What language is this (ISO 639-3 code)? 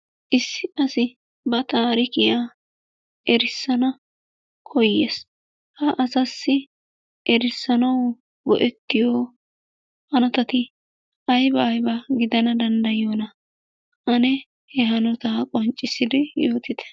wal